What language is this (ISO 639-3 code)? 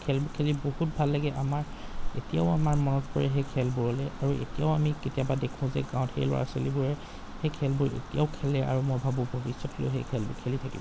asm